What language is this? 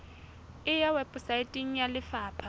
Southern Sotho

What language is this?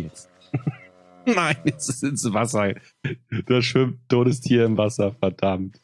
German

